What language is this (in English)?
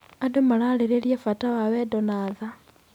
Kikuyu